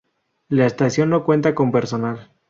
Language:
Spanish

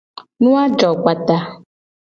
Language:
Gen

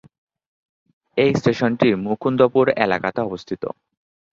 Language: Bangla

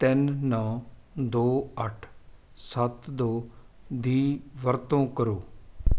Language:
Punjabi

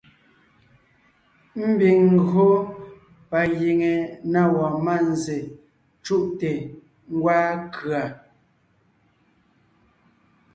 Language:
Ngiemboon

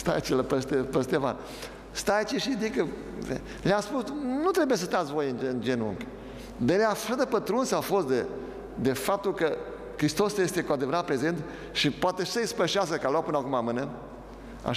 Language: Romanian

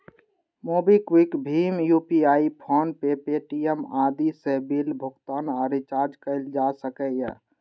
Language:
Maithili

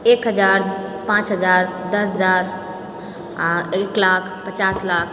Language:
Maithili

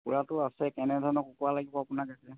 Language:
Assamese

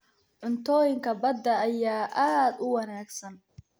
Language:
Somali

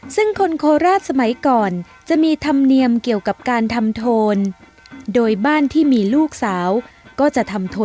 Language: Thai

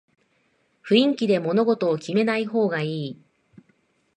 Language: Japanese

